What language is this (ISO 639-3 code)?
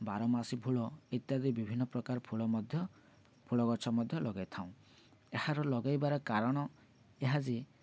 ori